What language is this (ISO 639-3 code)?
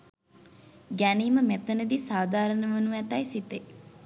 sin